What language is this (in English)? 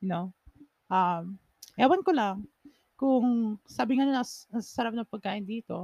Filipino